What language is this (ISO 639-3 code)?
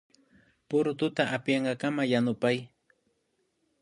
qvi